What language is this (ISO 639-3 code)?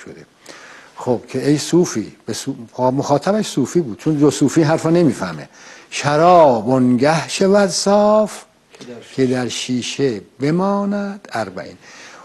fas